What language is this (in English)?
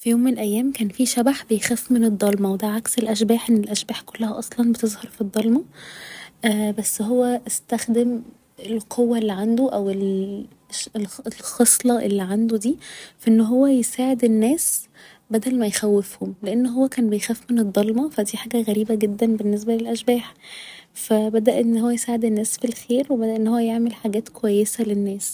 Egyptian Arabic